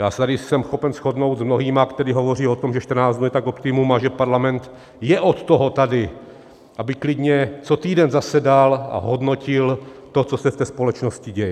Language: Czech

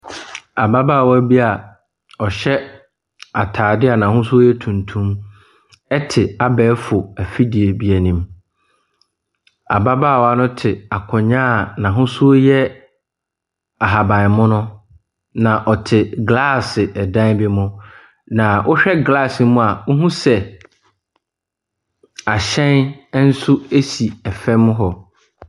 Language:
Akan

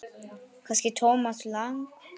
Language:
Icelandic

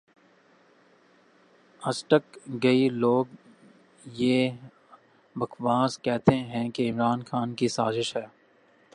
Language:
Urdu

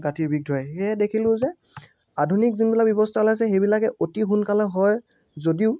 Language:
Assamese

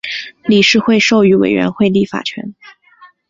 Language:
Chinese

